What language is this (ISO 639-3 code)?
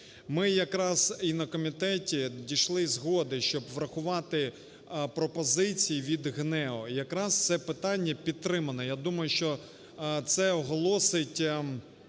ukr